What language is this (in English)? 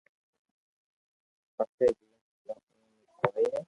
Loarki